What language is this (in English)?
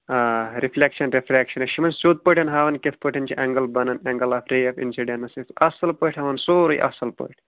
Kashmiri